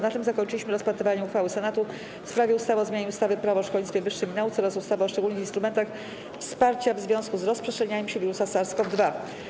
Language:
Polish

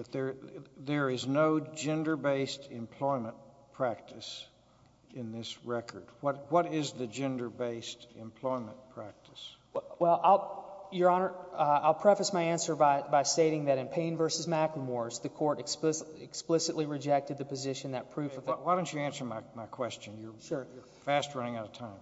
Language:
English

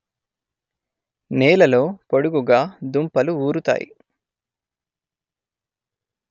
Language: Telugu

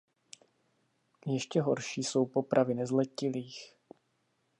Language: Czech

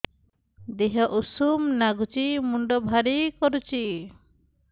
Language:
Odia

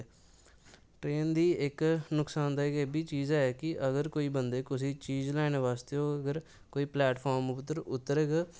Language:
Dogri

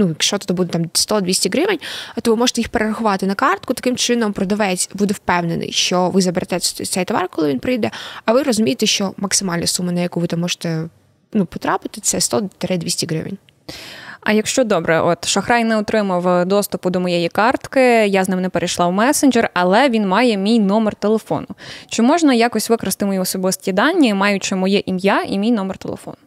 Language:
Ukrainian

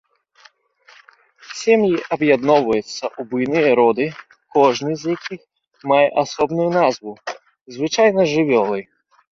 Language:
Belarusian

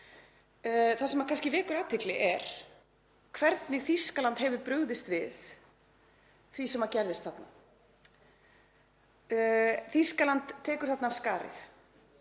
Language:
Icelandic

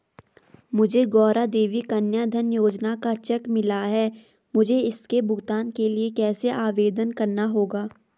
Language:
Hindi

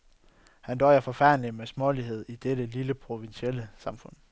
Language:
Danish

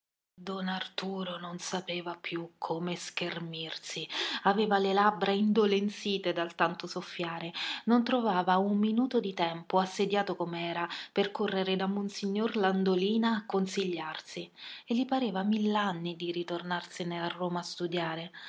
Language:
Italian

